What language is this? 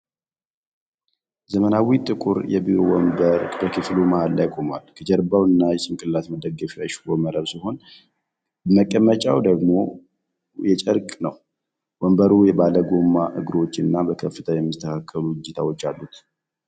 Amharic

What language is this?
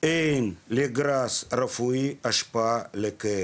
Hebrew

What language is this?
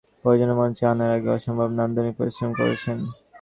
Bangla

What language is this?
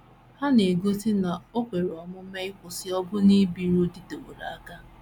Igbo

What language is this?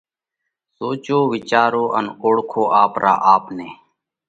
Parkari Koli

